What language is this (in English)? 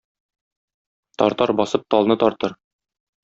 Tatar